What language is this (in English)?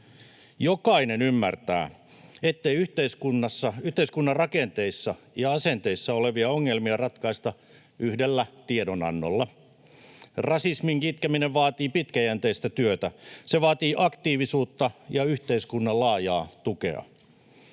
Finnish